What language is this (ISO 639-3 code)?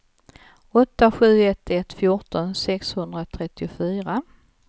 swe